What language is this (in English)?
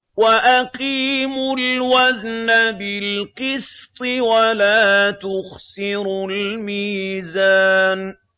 Arabic